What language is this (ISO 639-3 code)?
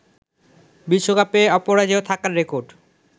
ben